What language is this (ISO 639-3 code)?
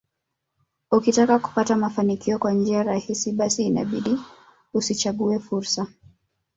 swa